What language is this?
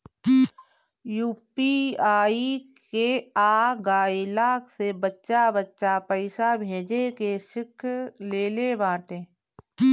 Bhojpuri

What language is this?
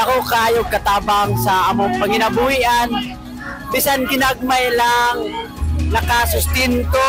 Filipino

